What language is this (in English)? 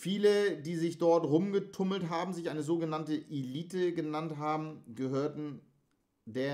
German